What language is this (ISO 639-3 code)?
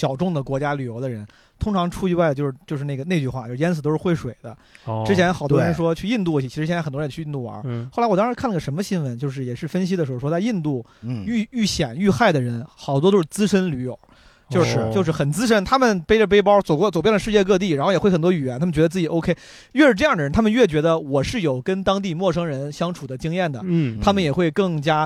zho